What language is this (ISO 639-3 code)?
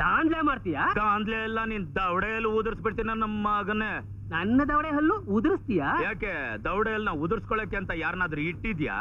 ron